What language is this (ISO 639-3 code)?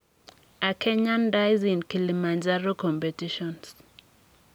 kln